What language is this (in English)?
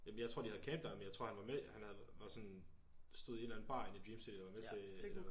Danish